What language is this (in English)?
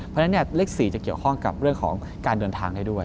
Thai